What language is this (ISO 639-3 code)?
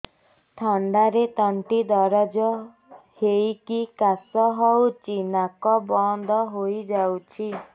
ori